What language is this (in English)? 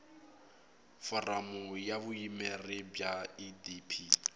Tsonga